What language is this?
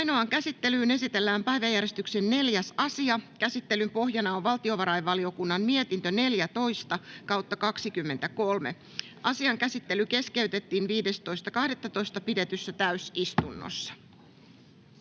Finnish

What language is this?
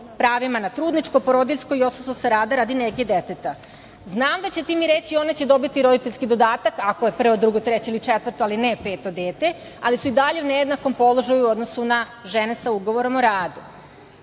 Serbian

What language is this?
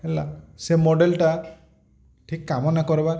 Odia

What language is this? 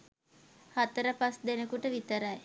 Sinhala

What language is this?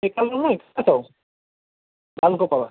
Nepali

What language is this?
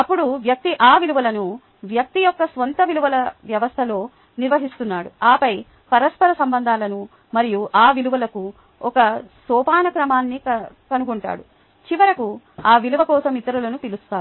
Telugu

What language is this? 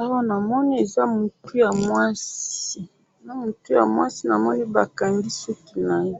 Lingala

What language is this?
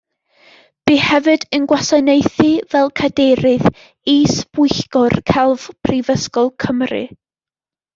Welsh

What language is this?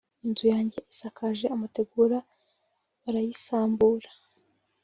Kinyarwanda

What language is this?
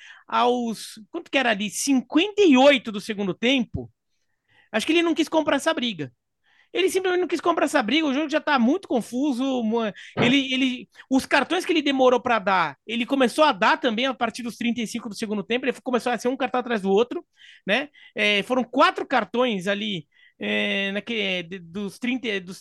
Portuguese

